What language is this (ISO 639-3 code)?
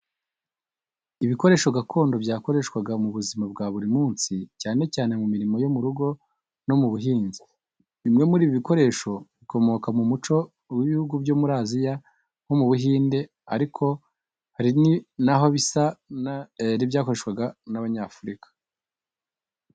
kin